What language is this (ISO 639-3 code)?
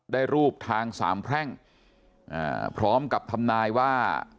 tha